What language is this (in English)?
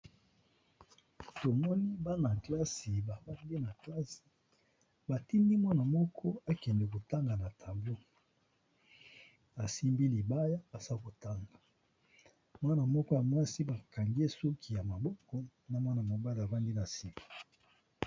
Lingala